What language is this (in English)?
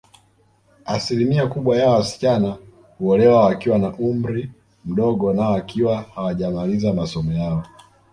Swahili